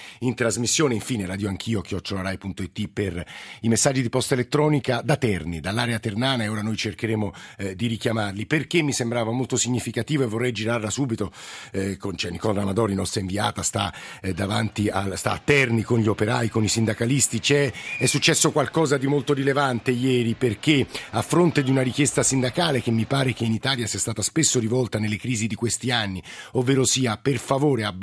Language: Italian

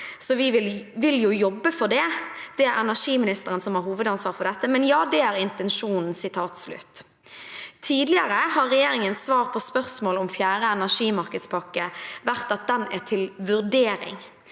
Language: Norwegian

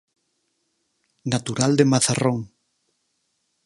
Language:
Galician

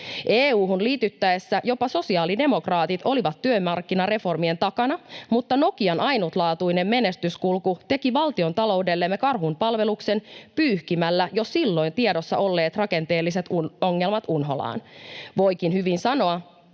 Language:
Finnish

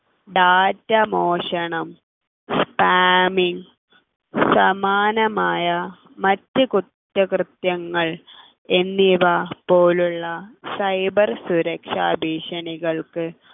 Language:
Malayalam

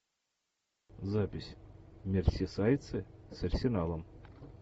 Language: Russian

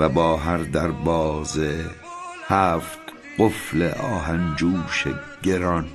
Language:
Persian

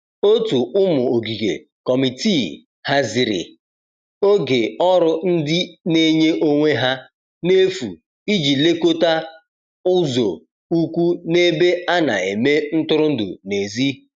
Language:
Igbo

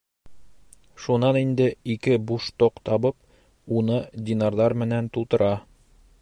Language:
Bashkir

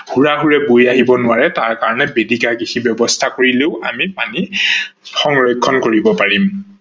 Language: Assamese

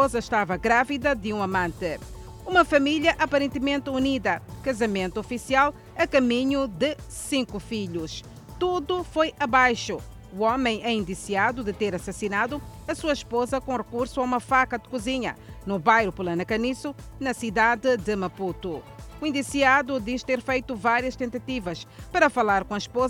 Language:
Portuguese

